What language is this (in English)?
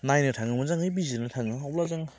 Bodo